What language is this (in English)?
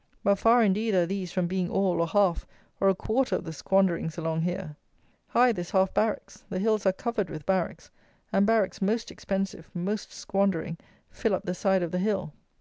English